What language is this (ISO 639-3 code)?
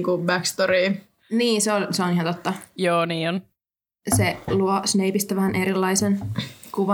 fin